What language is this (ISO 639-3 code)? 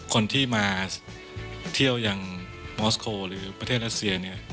tha